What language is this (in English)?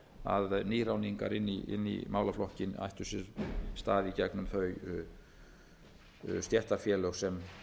Icelandic